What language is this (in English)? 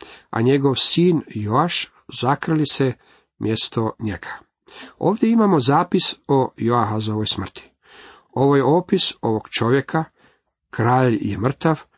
Croatian